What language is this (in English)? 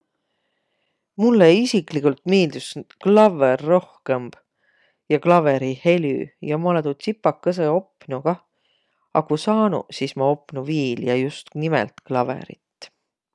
Võro